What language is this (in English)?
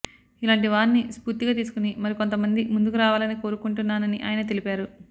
Telugu